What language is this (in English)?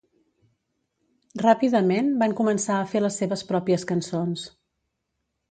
Catalan